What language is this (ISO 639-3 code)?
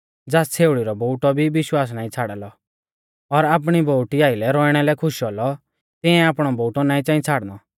bfz